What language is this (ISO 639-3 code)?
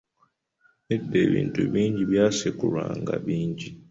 lug